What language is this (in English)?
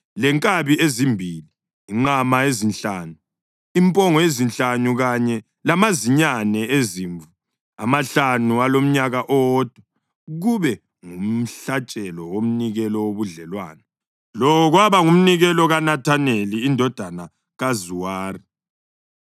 North Ndebele